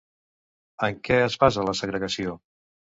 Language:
Catalan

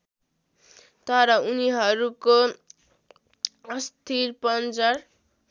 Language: Nepali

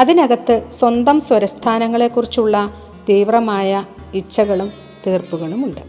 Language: Malayalam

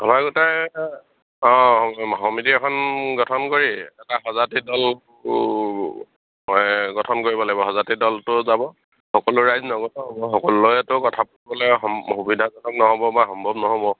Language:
Assamese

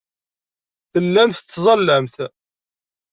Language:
Kabyle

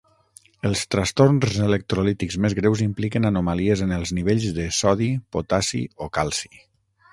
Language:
Catalan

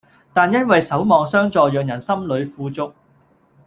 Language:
Cantonese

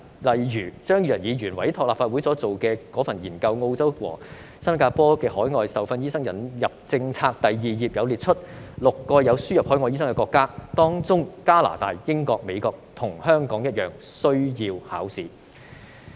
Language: Cantonese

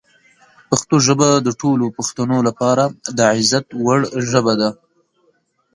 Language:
Pashto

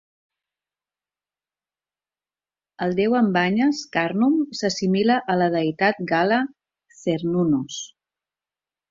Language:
Catalan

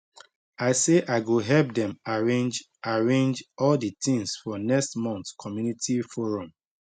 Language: Nigerian Pidgin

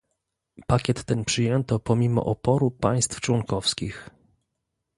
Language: Polish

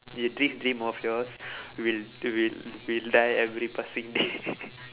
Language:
English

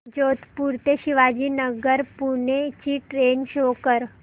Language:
Marathi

